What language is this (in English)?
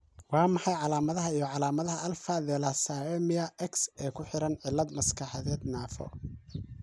Somali